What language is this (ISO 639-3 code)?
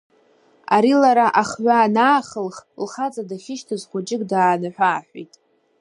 abk